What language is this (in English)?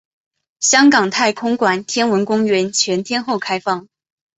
Chinese